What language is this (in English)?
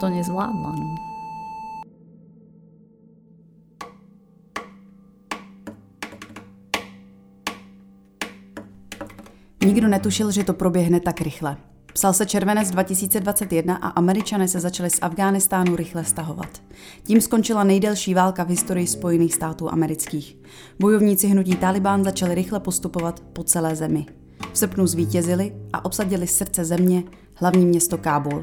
Czech